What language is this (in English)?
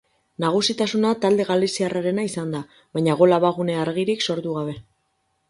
Basque